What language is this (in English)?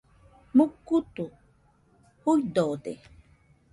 Nüpode Huitoto